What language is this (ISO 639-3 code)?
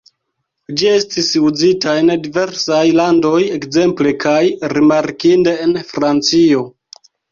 epo